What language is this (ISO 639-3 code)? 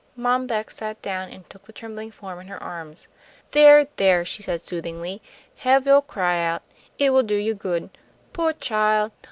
eng